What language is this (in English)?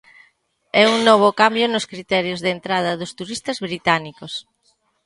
Galician